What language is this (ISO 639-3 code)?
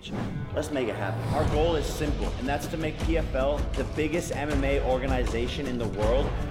swe